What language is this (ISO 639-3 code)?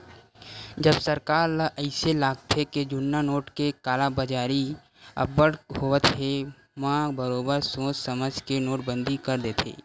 hne